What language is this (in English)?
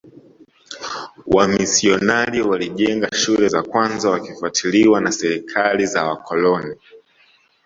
Swahili